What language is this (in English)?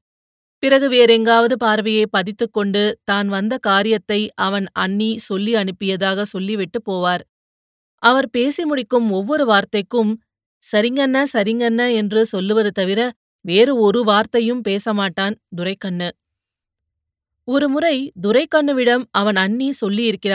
Tamil